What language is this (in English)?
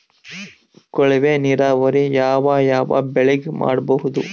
Kannada